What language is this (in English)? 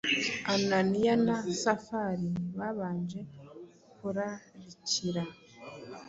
Kinyarwanda